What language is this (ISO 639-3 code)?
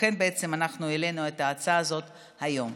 heb